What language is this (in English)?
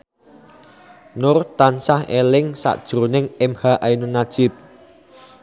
Javanese